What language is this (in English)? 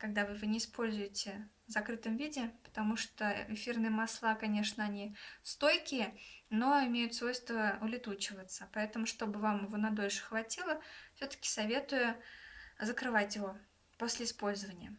Russian